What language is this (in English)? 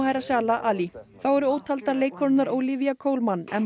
Icelandic